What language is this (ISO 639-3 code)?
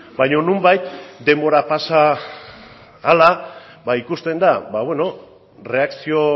eus